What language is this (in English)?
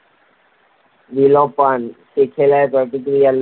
Gujarati